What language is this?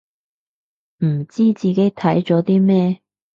Cantonese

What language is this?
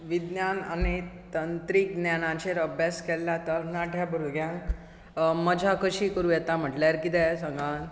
Konkani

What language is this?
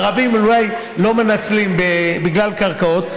Hebrew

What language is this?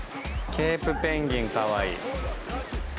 Japanese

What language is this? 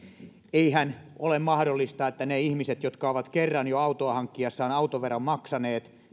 Finnish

